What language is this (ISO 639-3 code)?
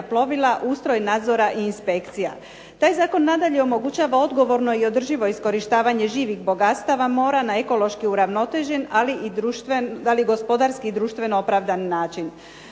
hrv